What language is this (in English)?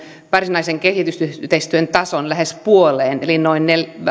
Finnish